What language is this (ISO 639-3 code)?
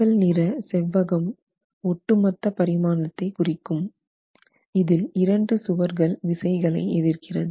tam